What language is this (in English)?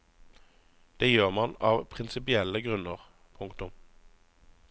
Norwegian